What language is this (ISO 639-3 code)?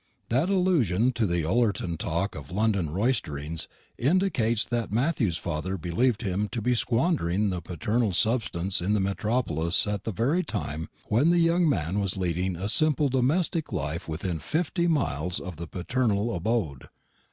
eng